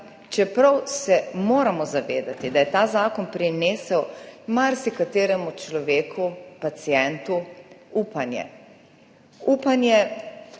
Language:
Slovenian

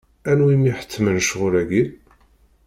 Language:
Kabyle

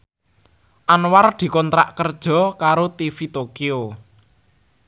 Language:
Javanese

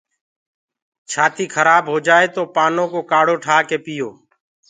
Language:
Gurgula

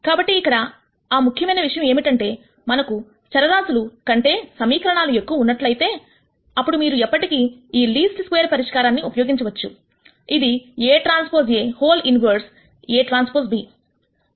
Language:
Telugu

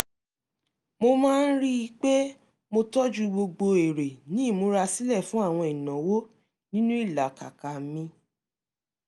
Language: Yoruba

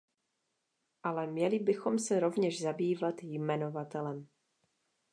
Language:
Czech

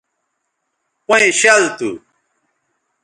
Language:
Bateri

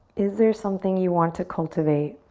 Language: English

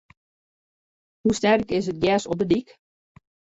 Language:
Western Frisian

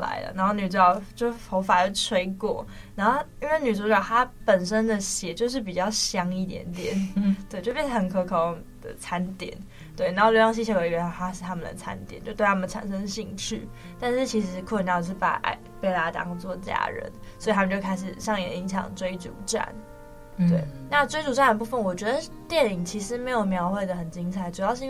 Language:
Chinese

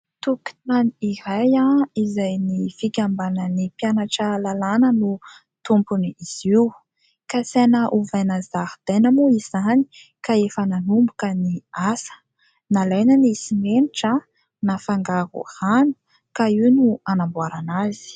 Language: Malagasy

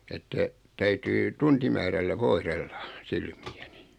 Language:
Finnish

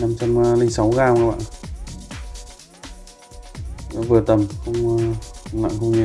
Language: Vietnamese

